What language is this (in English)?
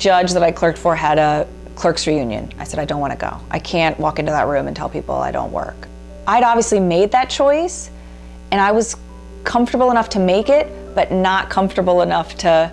English